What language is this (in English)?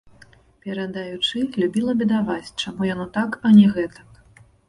Belarusian